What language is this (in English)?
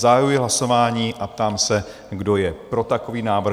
Czech